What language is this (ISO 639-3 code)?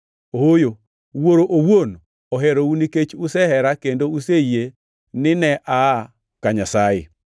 luo